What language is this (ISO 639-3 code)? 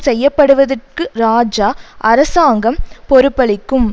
tam